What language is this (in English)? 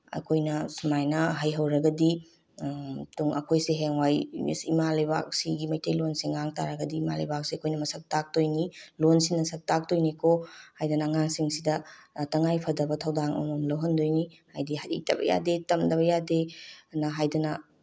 Manipuri